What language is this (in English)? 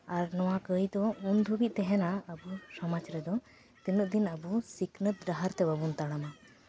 Santali